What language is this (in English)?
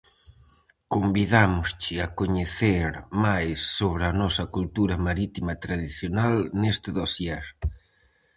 Galician